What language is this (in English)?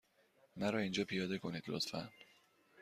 Persian